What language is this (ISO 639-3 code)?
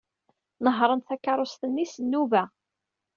kab